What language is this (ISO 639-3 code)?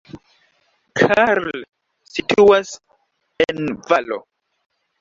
epo